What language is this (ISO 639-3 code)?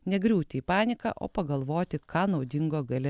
lit